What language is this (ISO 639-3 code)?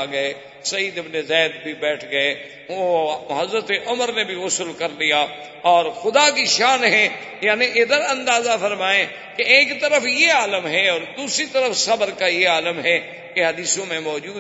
urd